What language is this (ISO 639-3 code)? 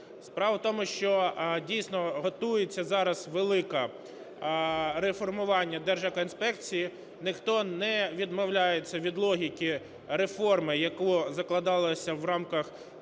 ukr